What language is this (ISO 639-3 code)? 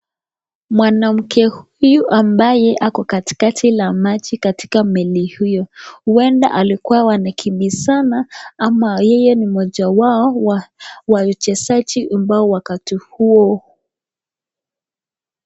swa